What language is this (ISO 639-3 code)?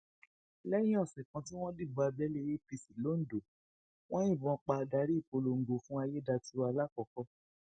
yor